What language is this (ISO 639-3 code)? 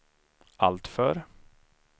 swe